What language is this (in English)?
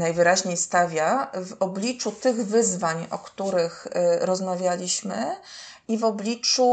Polish